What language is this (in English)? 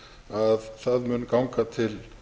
Icelandic